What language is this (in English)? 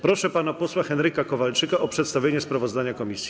Polish